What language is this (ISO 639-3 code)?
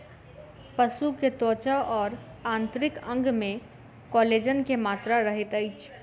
mai